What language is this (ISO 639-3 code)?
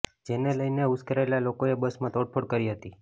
guj